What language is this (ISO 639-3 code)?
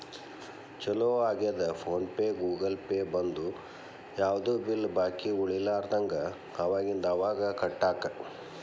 kan